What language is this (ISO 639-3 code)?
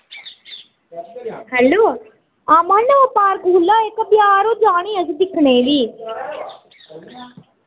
doi